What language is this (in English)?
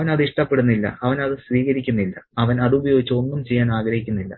Malayalam